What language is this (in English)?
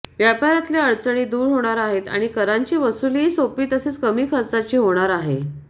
Marathi